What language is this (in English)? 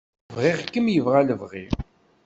Kabyle